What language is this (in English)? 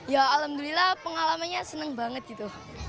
Indonesian